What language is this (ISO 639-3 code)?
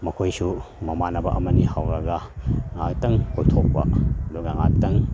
mni